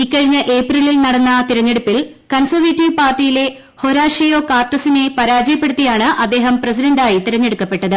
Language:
Malayalam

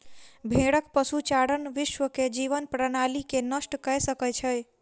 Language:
Maithili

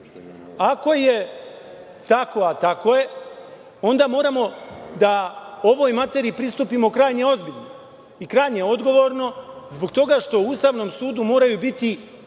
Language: Serbian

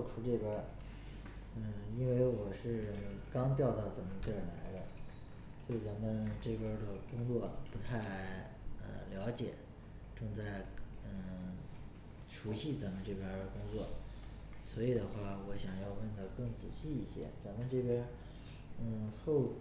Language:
Chinese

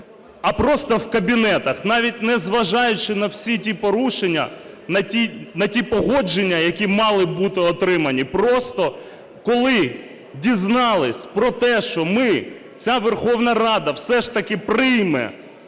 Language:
Ukrainian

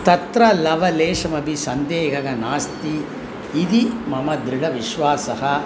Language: Sanskrit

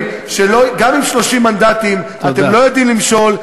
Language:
Hebrew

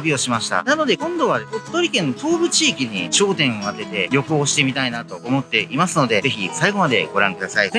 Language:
Japanese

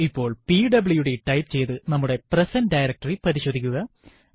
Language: Malayalam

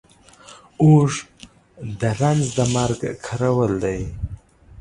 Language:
Pashto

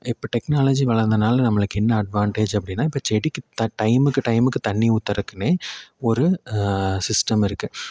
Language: Tamil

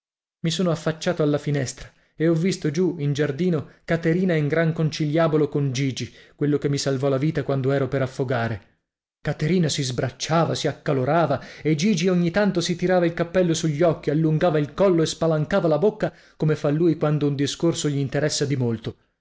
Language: Italian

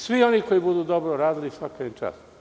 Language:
Serbian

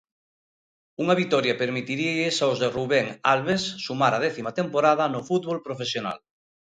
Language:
Galician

